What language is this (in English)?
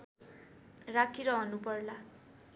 Nepali